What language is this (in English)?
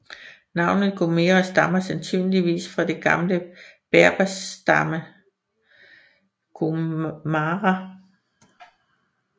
Danish